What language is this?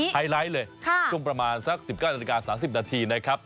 Thai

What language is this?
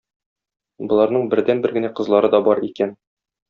Tatar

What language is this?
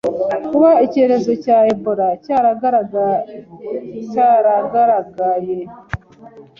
Kinyarwanda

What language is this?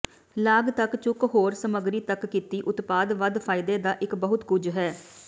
Punjabi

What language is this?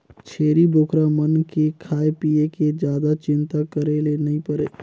Chhattisgarhi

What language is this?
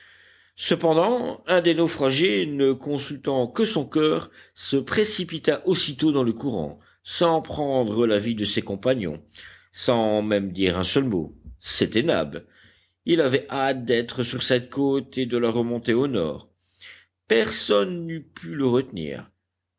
French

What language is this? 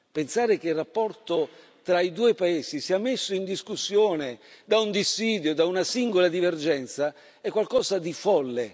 Italian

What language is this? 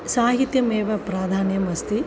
Sanskrit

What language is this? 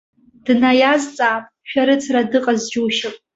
Abkhazian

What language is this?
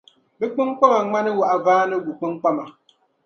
Dagbani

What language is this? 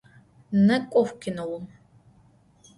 Adyghe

